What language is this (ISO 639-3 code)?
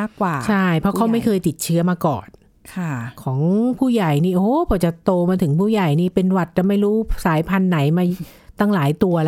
tha